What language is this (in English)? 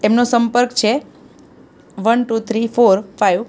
Gujarati